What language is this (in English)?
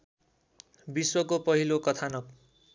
Nepali